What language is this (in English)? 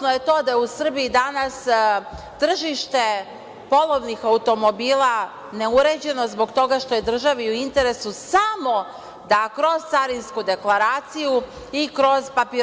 Serbian